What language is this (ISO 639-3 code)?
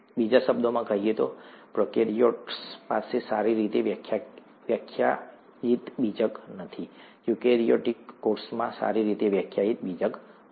guj